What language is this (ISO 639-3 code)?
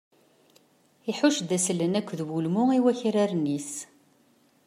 kab